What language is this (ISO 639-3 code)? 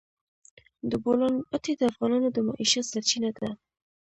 pus